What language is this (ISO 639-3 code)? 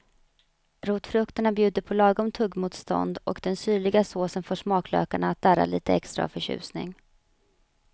swe